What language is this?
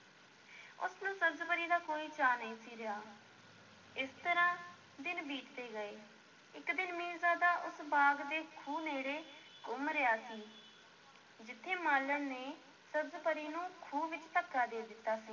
Punjabi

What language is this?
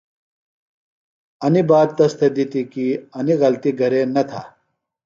Phalura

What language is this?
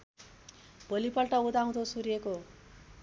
Nepali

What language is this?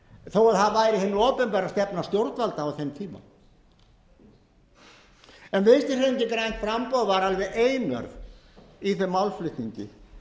Icelandic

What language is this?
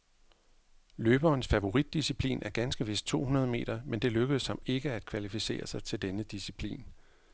Danish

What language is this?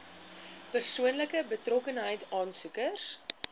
Afrikaans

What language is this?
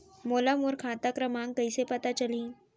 Chhattisgarhi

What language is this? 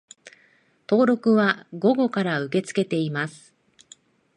Japanese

